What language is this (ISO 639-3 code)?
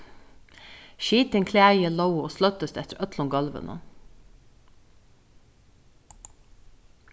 fao